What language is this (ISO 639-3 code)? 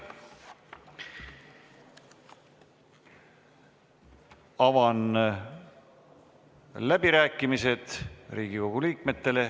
est